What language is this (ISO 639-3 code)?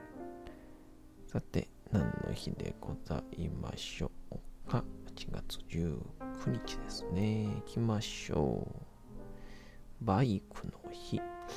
jpn